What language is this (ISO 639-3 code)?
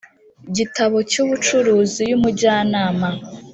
kin